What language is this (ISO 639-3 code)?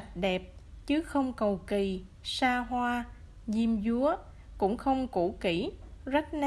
vie